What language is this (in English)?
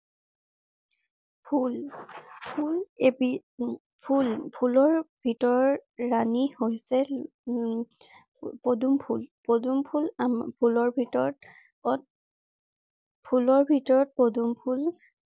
Assamese